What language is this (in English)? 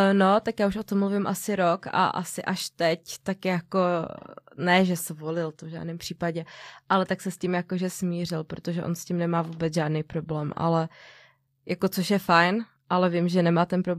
Czech